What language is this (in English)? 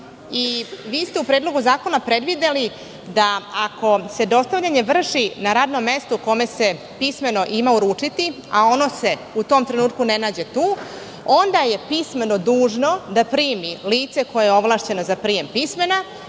Serbian